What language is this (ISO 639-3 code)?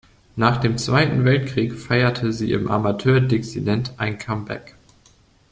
deu